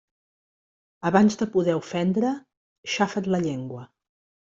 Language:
Catalan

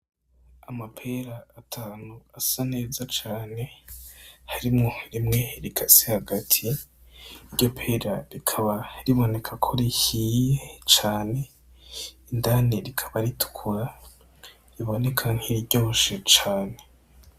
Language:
Rundi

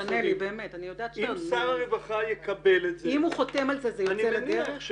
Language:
Hebrew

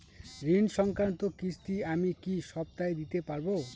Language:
Bangla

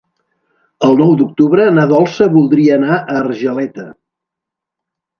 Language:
Catalan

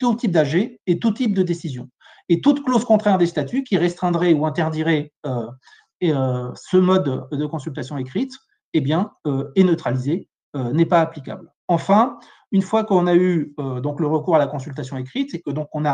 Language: French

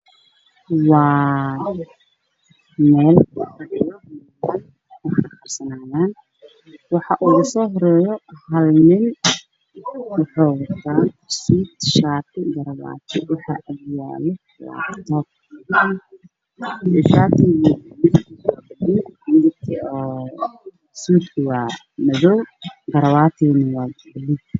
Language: Somali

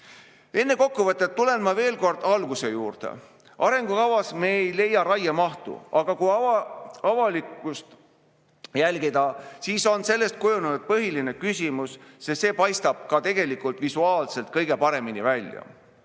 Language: Estonian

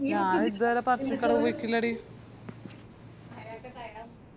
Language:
Malayalam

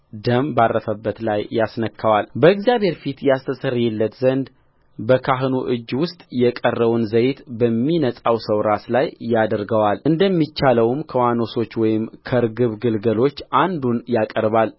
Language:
Amharic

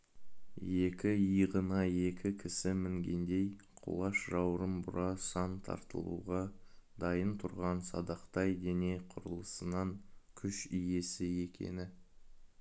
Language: Kazakh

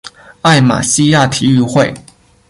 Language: Chinese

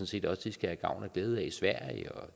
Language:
Danish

